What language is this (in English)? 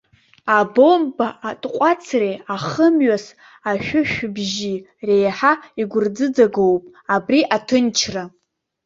Abkhazian